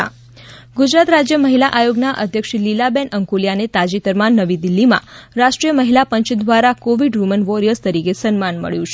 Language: Gujarati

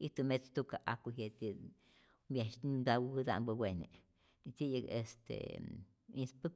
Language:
Rayón Zoque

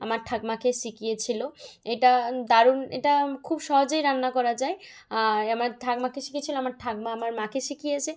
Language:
Bangla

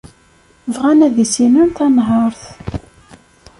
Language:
Kabyle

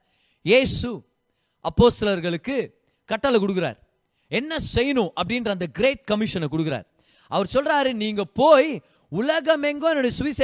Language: Tamil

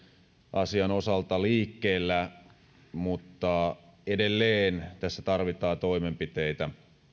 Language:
Finnish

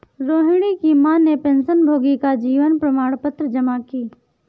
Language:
Hindi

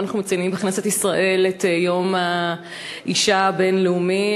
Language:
Hebrew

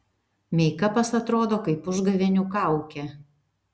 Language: Lithuanian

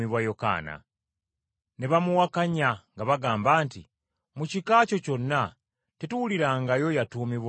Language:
Ganda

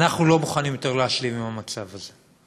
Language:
Hebrew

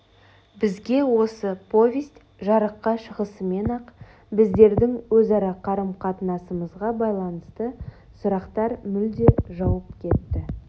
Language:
Kazakh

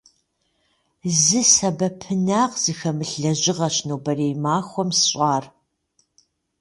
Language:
Kabardian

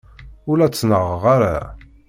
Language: Kabyle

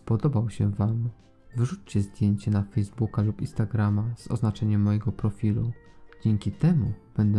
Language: Polish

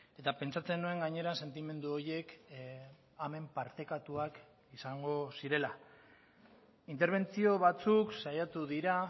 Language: Basque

